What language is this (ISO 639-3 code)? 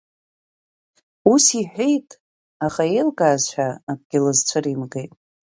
abk